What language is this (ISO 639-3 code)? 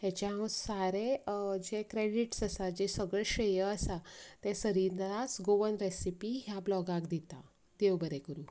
kok